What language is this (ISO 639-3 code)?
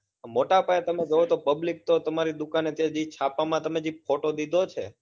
guj